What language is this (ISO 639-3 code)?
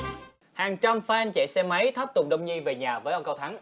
vie